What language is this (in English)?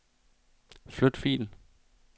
Danish